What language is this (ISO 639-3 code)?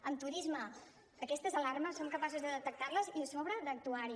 cat